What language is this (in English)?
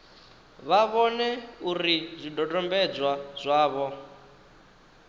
Venda